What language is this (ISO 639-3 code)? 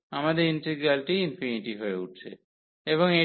ben